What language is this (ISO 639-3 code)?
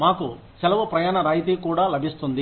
tel